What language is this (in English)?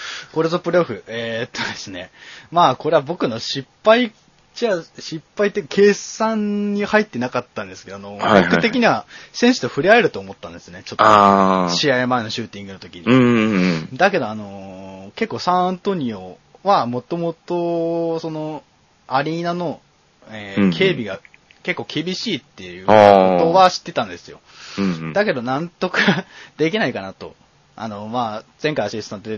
Japanese